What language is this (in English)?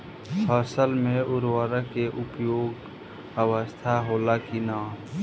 Bhojpuri